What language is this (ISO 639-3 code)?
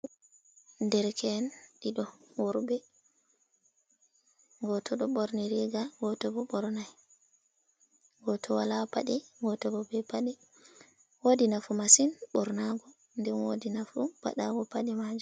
ful